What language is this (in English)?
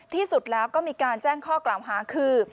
Thai